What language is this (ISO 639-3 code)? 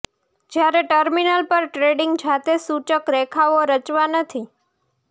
guj